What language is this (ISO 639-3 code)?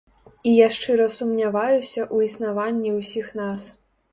bel